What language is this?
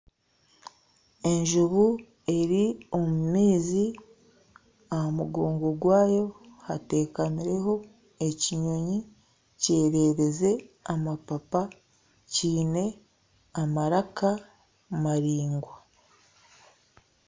Nyankole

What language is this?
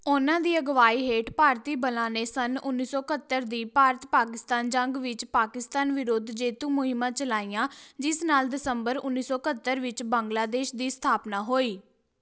Punjabi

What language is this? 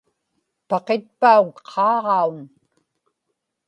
Inupiaq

